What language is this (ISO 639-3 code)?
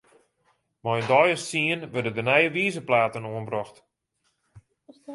fry